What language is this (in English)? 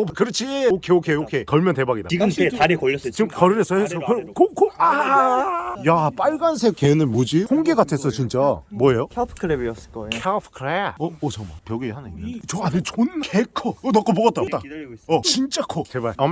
Korean